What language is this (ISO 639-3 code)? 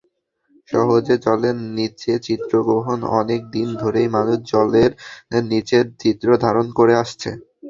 ben